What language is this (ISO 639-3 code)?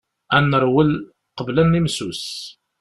kab